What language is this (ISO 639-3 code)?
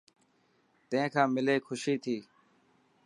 mki